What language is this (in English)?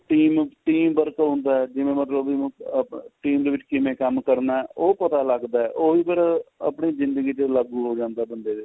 Punjabi